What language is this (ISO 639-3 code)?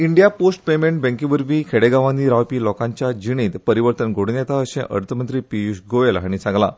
kok